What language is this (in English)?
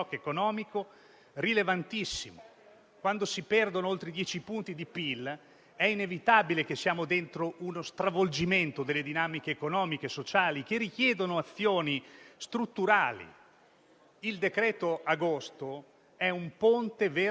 Italian